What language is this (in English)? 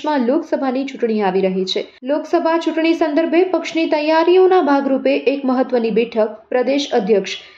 Gujarati